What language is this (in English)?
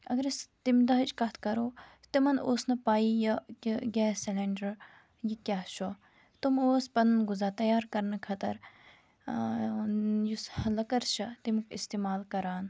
Kashmiri